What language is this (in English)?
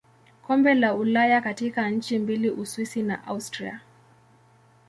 Swahili